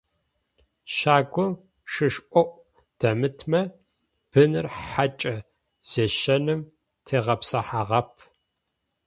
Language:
Adyghe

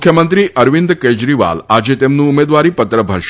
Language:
Gujarati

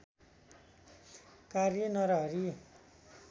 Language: Nepali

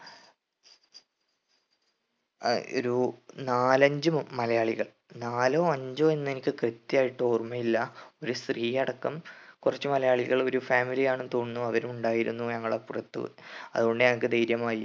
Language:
Malayalam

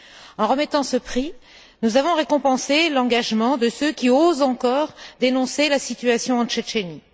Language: French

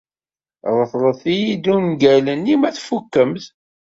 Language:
Kabyle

